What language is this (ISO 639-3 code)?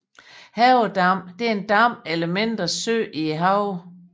dan